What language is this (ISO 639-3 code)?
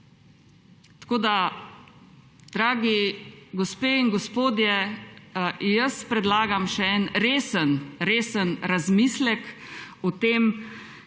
slv